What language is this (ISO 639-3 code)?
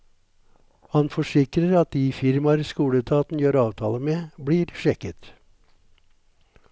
nor